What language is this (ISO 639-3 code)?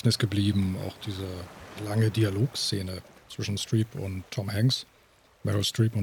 deu